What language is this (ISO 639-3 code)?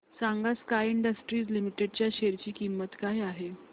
mar